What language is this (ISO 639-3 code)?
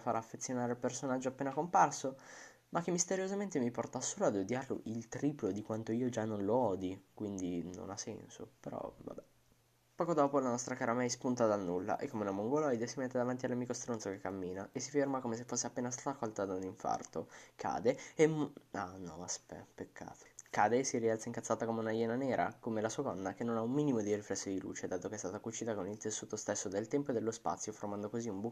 ita